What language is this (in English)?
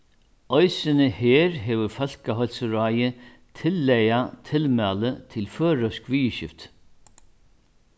Faroese